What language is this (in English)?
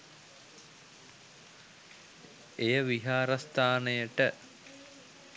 Sinhala